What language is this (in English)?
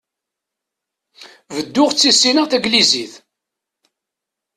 Kabyle